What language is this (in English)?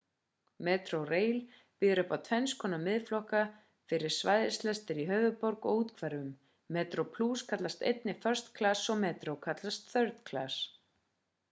Icelandic